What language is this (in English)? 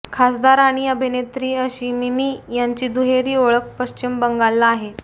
Marathi